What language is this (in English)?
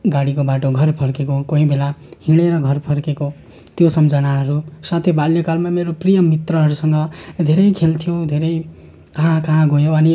Nepali